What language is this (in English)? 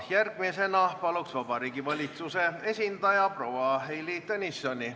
Estonian